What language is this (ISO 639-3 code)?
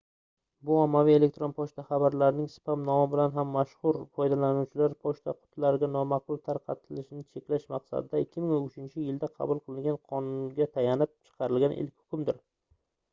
uzb